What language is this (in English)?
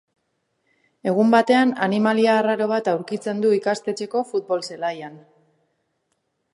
Basque